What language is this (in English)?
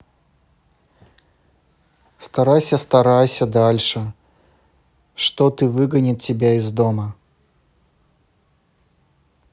Russian